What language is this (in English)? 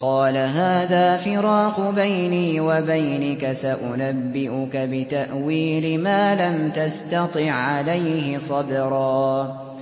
Arabic